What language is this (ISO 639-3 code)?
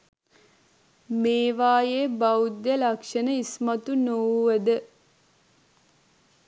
sin